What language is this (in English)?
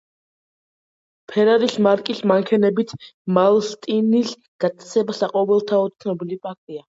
Georgian